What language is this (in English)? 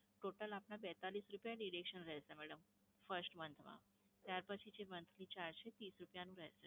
Gujarati